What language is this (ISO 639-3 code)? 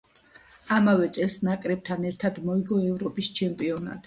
kat